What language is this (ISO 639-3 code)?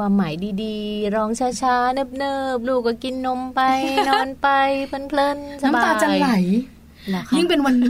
tha